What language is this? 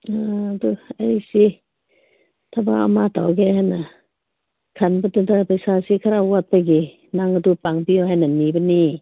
Manipuri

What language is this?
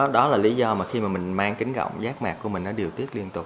Vietnamese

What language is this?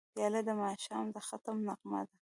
Pashto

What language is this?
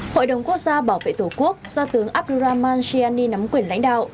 Vietnamese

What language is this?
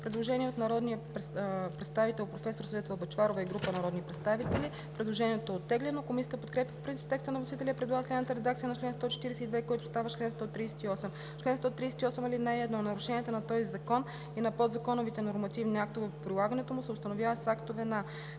Bulgarian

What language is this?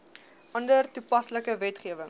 Afrikaans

